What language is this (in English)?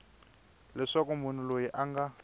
Tsonga